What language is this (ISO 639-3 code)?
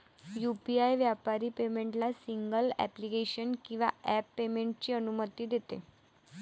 mar